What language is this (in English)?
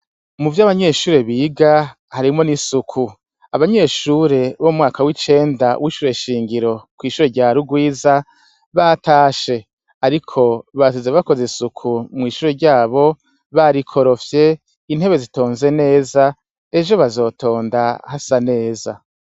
Rundi